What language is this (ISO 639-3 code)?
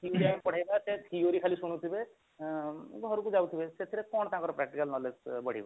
ori